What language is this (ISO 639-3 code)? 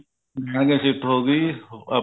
pan